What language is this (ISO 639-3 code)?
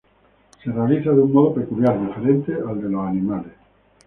spa